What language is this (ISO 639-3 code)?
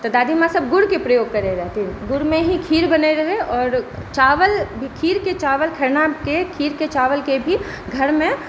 mai